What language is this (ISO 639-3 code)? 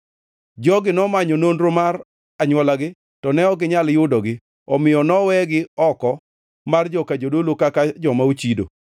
luo